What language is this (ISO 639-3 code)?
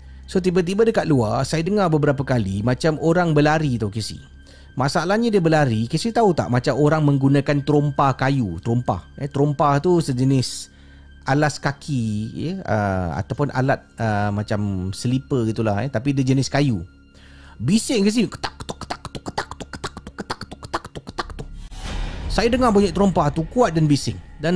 msa